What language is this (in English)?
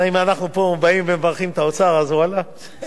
Hebrew